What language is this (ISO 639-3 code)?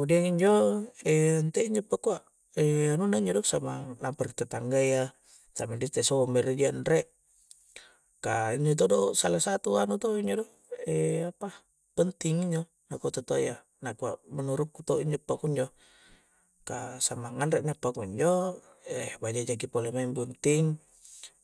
kjc